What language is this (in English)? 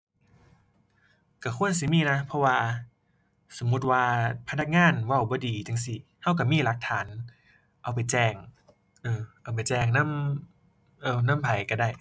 Thai